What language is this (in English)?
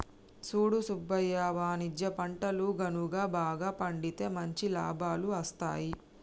Telugu